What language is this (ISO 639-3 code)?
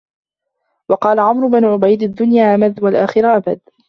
ara